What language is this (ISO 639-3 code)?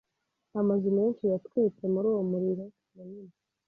kin